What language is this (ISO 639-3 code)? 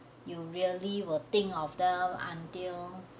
eng